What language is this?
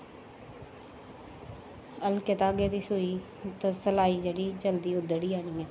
Dogri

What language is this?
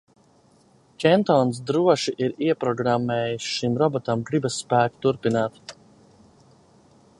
Latvian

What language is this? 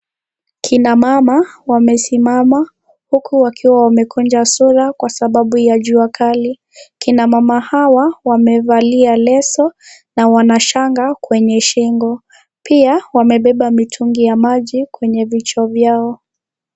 Swahili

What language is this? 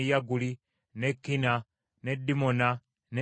Ganda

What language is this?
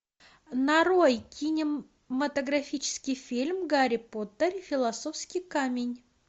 Russian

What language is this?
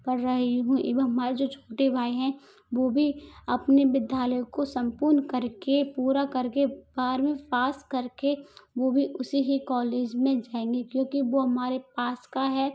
Hindi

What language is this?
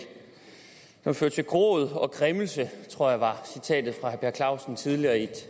Danish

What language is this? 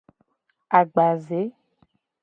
Gen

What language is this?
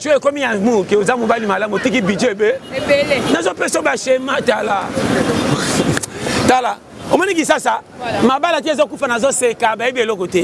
French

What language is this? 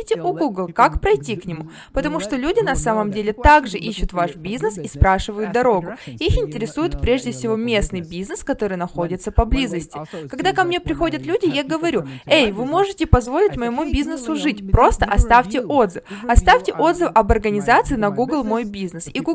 Russian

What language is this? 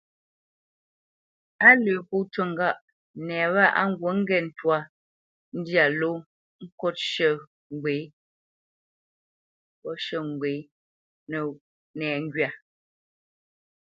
Bamenyam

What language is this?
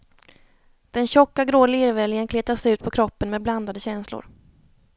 Swedish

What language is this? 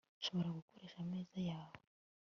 Kinyarwanda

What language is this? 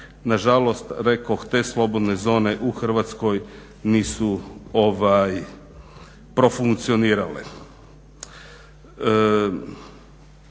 Croatian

